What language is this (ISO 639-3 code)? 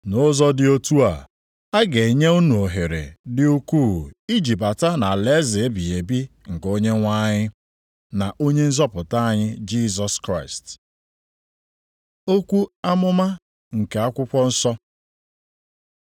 ibo